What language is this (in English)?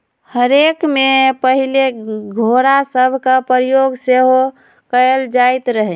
Magahi